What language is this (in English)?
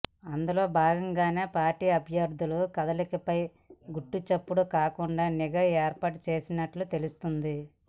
Telugu